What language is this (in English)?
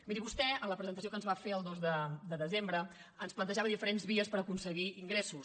Catalan